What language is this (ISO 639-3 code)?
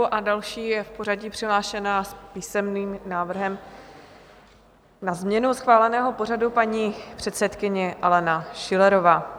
ces